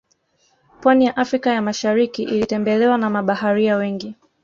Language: Swahili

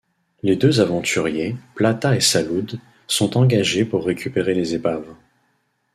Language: French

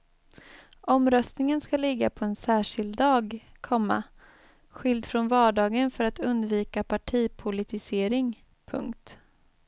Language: Swedish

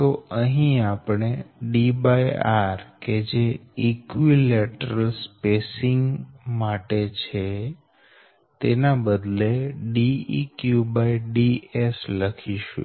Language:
Gujarati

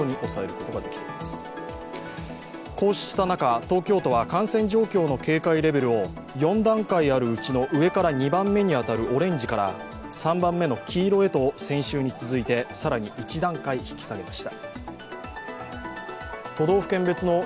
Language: Japanese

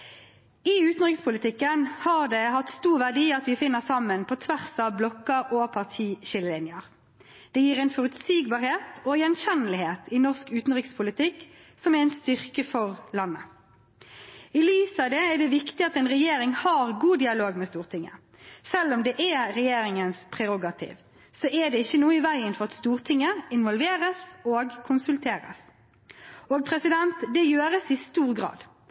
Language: Norwegian Bokmål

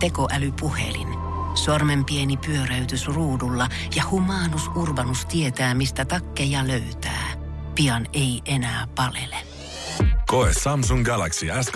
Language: Finnish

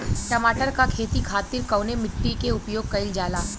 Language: Bhojpuri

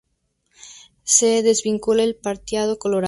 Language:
Spanish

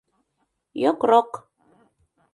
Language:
Mari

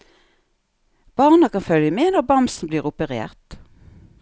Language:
Norwegian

